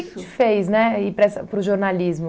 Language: Portuguese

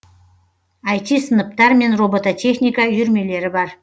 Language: Kazakh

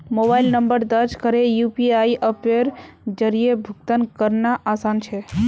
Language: Magahi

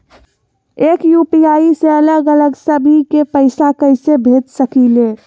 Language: Magahi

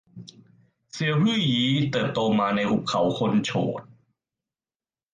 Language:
Thai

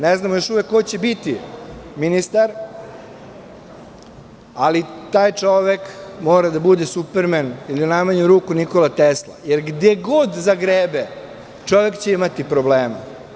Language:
Serbian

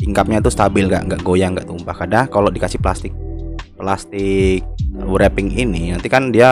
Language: Indonesian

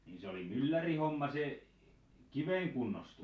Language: Finnish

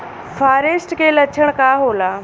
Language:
Bhojpuri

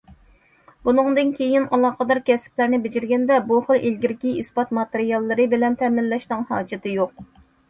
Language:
Uyghur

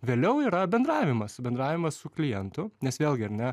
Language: Lithuanian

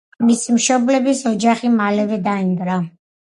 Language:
Georgian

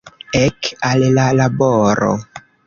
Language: Esperanto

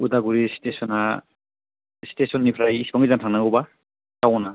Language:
Bodo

